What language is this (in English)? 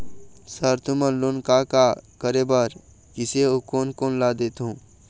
Chhattisgarhi